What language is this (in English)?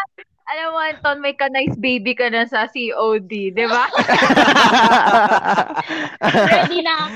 Filipino